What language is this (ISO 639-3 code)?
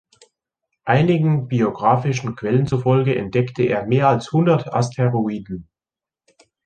deu